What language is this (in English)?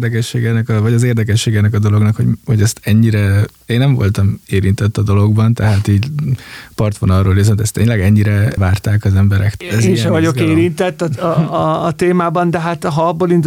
Hungarian